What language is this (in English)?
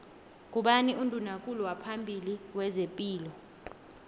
South Ndebele